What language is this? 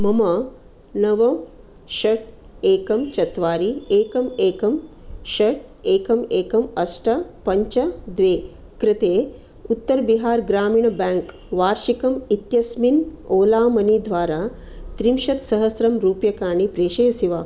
Sanskrit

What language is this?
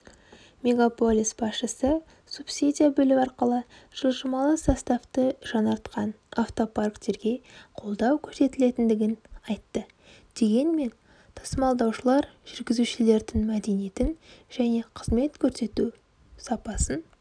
Kazakh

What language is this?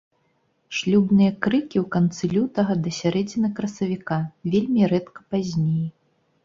Belarusian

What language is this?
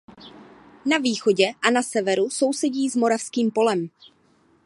Czech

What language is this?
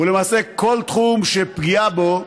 Hebrew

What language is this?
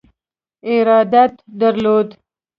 Pashto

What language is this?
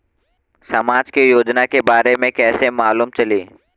Bhojpuri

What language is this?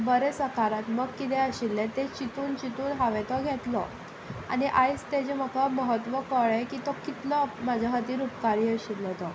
Konkani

